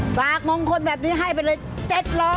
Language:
Thai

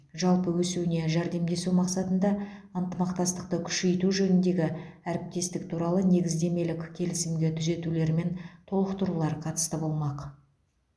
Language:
Kazakh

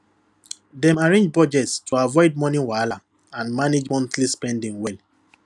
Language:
Nigerian Pidgin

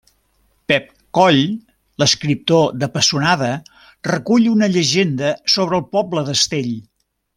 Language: Catalan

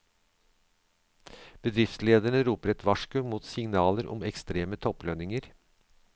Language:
Norwegian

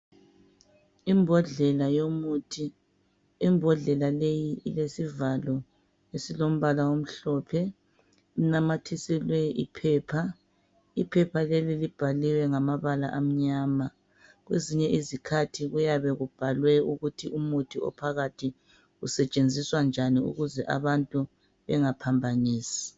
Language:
North Ndebele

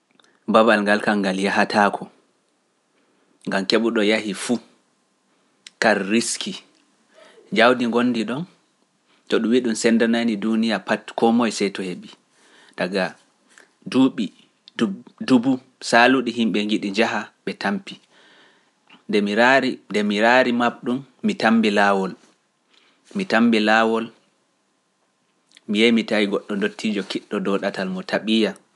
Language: Pular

